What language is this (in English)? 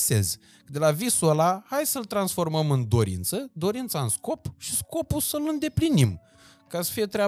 Romanian